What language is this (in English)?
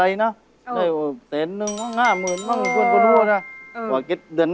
Thai